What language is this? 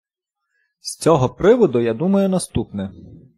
Ukrainian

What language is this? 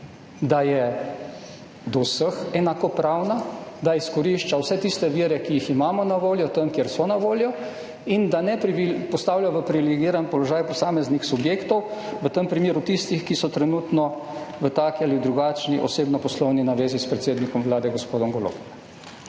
Slovenian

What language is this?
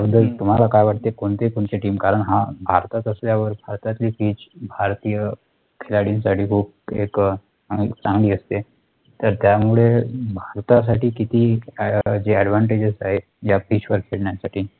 Marathi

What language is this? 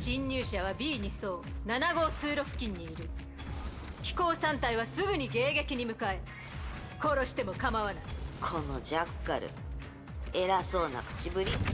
Japanese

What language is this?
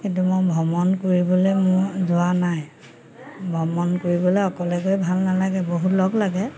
Assamese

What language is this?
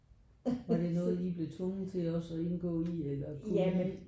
Danish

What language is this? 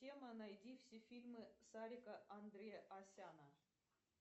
Russian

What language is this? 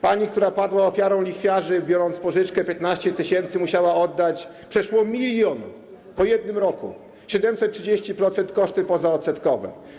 Polish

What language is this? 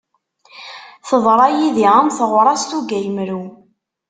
Kabyle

